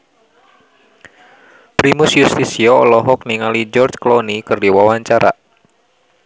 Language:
Sundanese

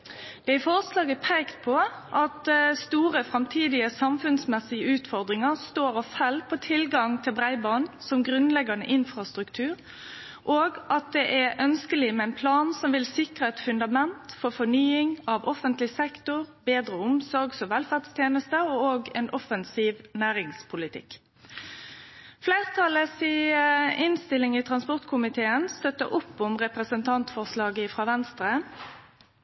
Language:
Norwegian Nynorsk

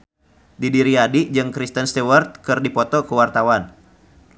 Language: Sundanese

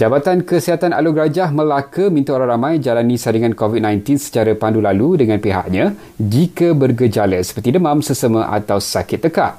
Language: Malay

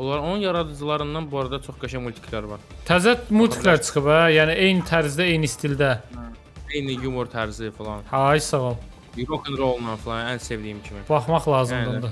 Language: Turkish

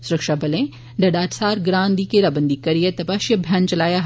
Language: Dogri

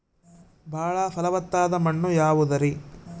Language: Kannada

